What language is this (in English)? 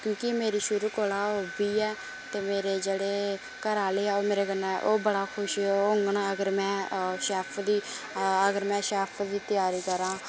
Dogri